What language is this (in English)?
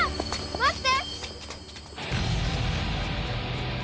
Japanese